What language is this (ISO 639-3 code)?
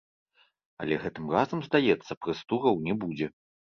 bel